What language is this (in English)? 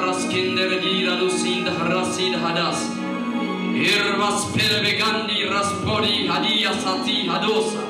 Arabic